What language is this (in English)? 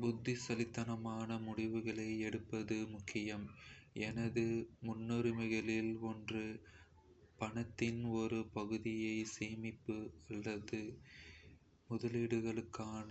Kota (India)